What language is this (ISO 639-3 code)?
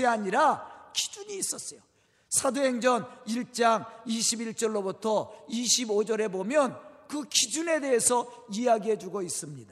kor